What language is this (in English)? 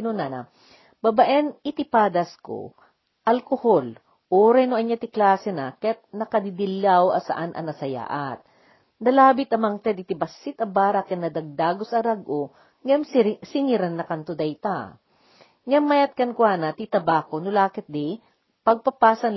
Filipino